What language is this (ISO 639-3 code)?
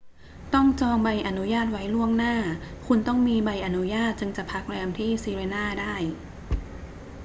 tha